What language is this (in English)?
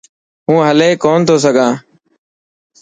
Dhatki